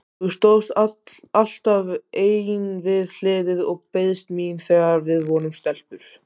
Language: Icelandic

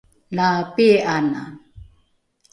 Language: Rukai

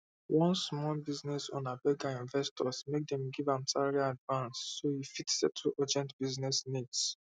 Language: Nigerian Pidgin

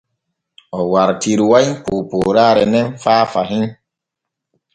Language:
Borgu Fulfulde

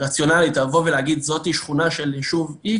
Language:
Hebrew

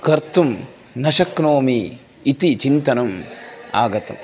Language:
Sanskrit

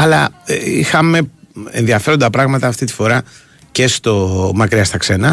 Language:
Greek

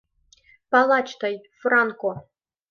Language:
Mari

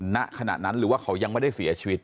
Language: Thai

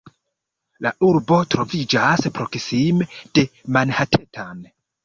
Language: Esperanto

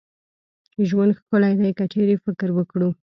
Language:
Pashto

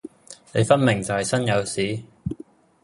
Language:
Cantonese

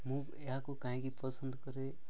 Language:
Odia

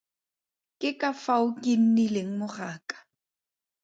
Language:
Tswana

